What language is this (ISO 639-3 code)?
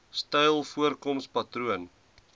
afr